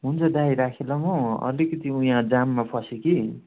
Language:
Nepali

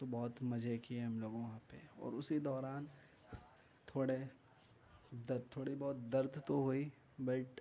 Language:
Urdu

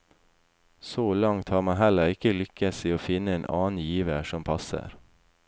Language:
Norwegian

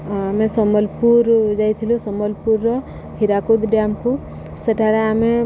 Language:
Odia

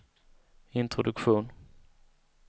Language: Swedish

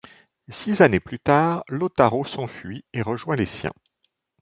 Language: French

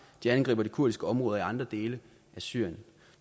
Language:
Danish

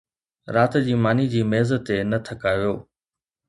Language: Sindhi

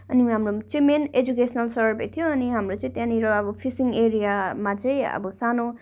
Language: Nepali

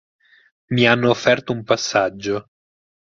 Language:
Italian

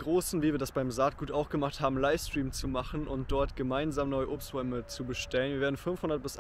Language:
German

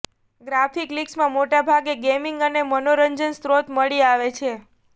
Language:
Gujarati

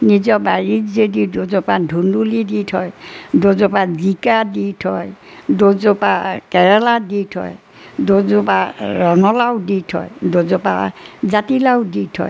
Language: Assamese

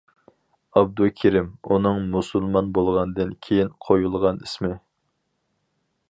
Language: Uyghur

